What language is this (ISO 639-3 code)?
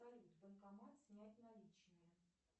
rus